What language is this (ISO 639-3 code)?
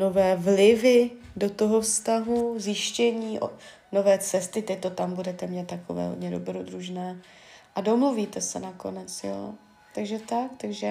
ces